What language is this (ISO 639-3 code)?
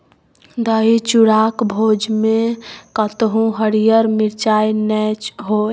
mai